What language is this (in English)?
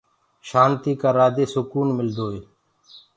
Gurgula